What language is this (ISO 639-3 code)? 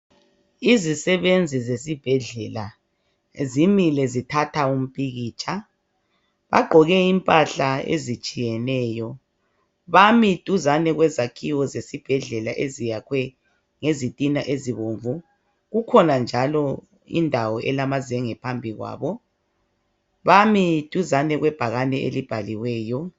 nde